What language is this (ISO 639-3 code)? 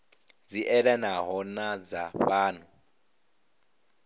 ven